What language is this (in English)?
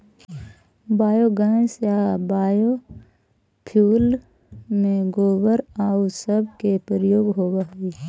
Magahi